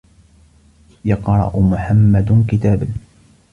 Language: Arabic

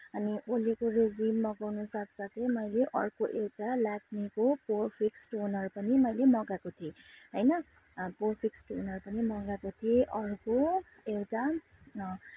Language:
Nepali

